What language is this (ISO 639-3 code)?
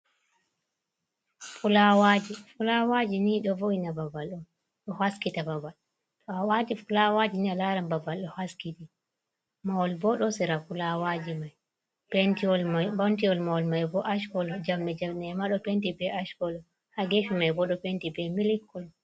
ful